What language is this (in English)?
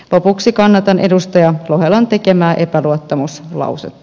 Finnish